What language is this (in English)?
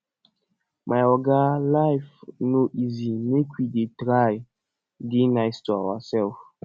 Nigerian Pidgin